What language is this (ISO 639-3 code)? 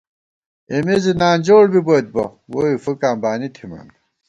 gwt